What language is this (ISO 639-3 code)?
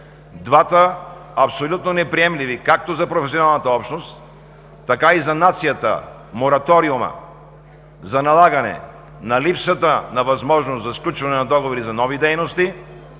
bul